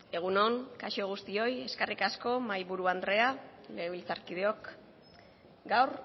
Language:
Basque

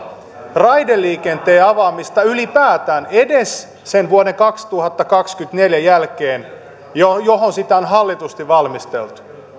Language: Finnish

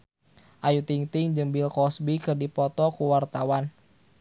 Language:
Sundanese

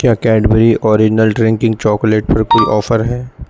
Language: Urdu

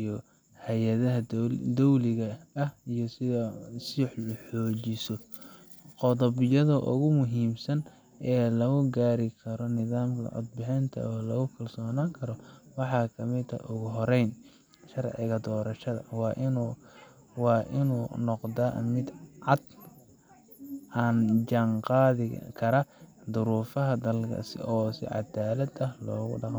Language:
Somali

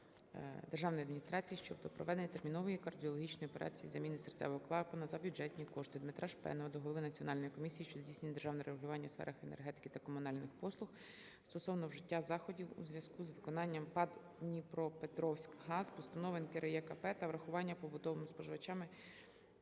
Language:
Ukrainian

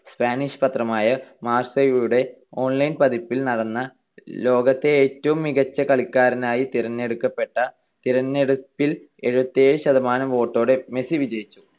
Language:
Malayalam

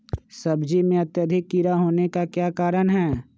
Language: Magahi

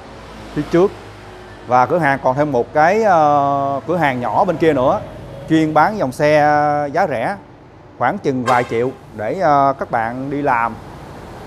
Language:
Vietnamese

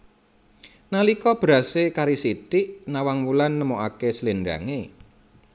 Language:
Javanese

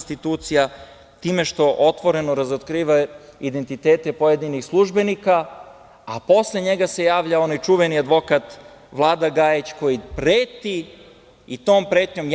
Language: Serbian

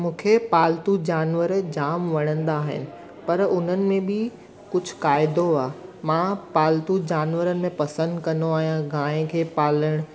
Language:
Sindhi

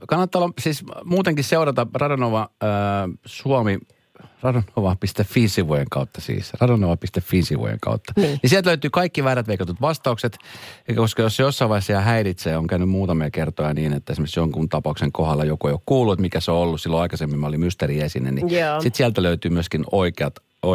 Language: Finnish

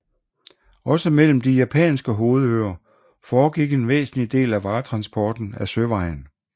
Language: Danish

